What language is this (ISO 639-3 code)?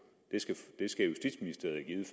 dan